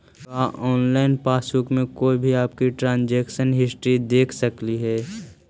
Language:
Magahi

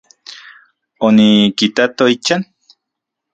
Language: Central Puebla Nahuatl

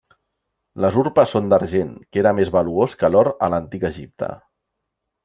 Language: Catalan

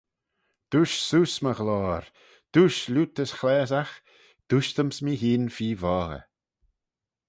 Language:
Manx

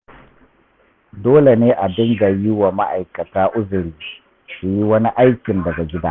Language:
Hausa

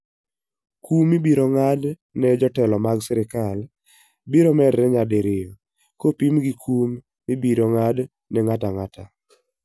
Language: Luo (Kenya and Tanzania)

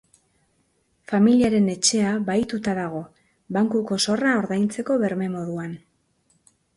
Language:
Basque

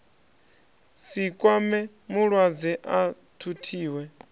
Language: Venda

